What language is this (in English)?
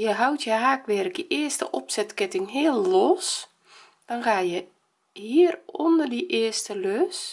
Dutch